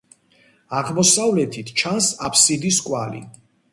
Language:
Georgian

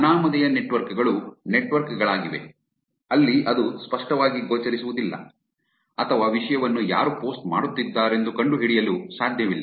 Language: Kannada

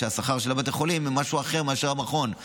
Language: Hebrew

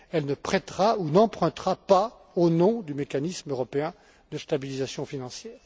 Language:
French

